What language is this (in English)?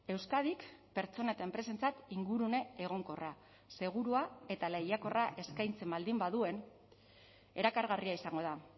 Basque